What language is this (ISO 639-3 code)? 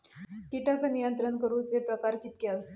mar